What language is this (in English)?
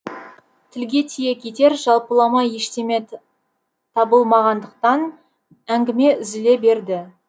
Kazakh